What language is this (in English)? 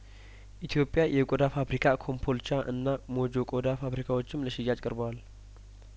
Amharic